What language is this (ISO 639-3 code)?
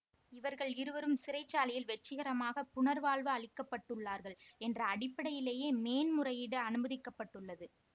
tam